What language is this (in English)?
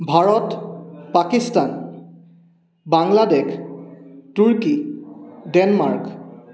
Assamese